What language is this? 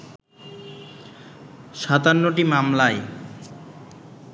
Bangla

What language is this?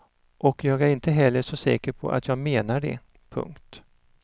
Swedish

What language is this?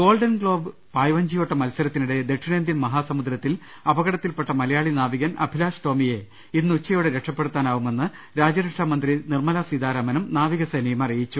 Malayalam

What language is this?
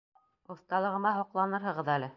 Bashkir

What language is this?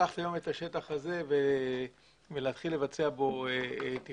Hebrew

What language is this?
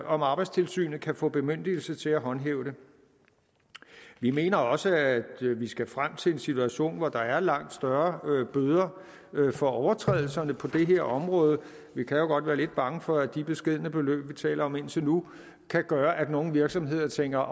Danish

